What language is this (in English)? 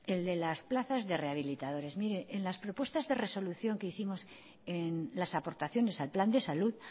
Spanish